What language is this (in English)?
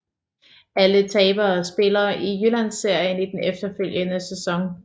Danish